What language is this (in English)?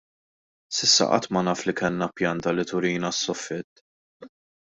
Maltese